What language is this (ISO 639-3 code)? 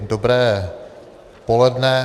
ces